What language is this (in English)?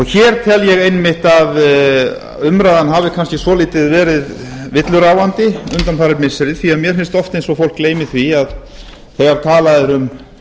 Icelandic